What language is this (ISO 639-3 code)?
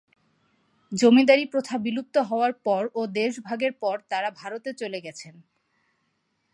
ben